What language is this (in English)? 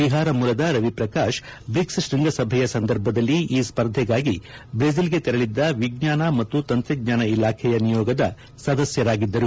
Kannada